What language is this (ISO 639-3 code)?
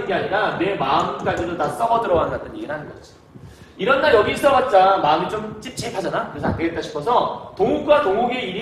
kor